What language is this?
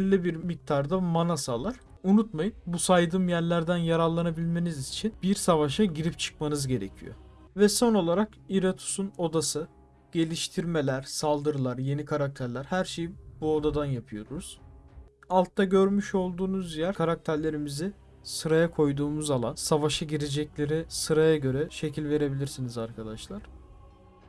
Turkish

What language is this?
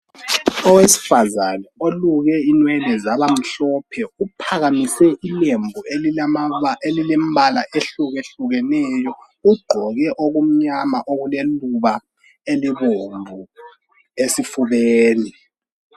North Ndebele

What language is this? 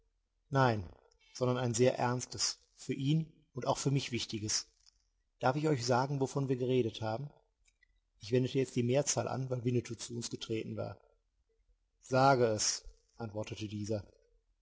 German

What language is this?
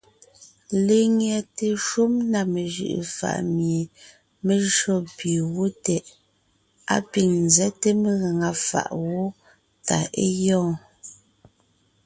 Ngiemboon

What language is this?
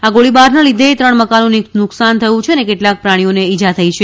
Gujarati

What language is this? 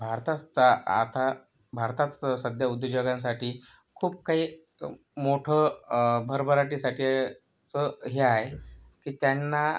Marathi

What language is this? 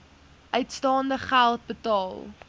Afrikaans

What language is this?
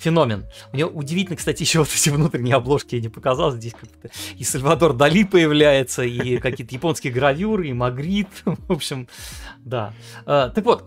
Russian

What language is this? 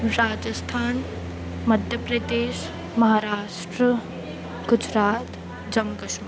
Sindhi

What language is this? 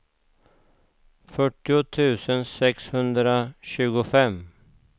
Swedish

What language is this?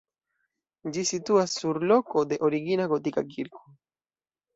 Esperanto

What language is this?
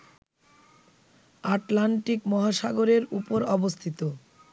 Bangla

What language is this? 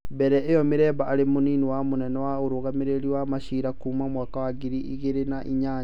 Kikuyu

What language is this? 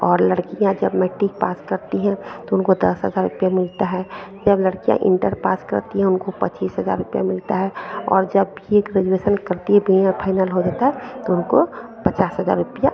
Hindi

